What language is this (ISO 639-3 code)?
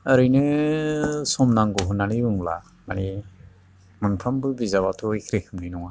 brx